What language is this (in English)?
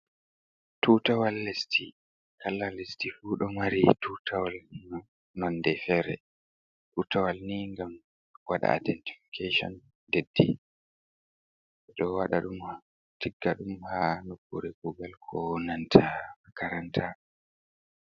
Fula